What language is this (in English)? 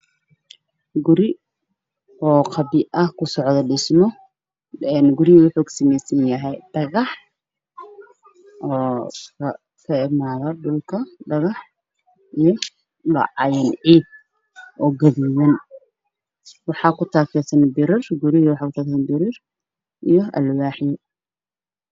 Somali